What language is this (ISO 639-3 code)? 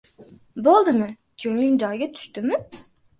uzb